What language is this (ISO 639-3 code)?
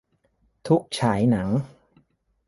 tha